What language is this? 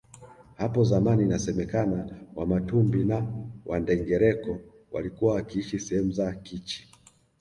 Swahili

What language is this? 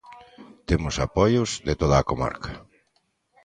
Galician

